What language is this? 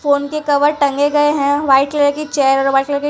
Hindi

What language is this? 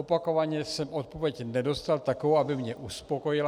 Czech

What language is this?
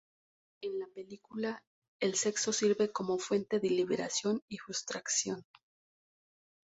Spanish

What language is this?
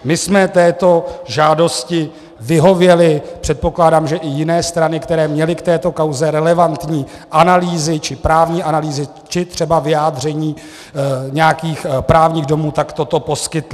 Czech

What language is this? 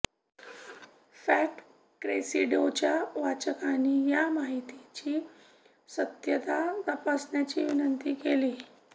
Marathi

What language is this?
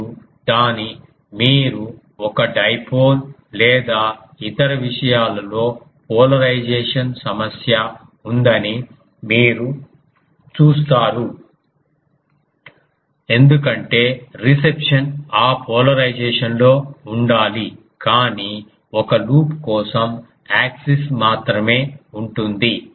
Telugu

